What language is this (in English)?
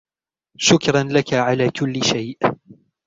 Arabic